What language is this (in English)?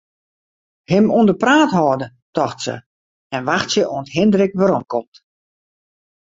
Western Frisian